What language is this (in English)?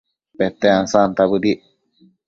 Matsés